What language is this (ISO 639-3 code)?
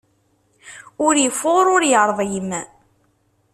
kab